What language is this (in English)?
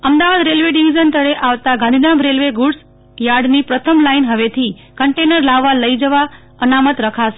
Gujarati